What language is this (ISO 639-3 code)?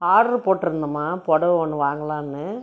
tam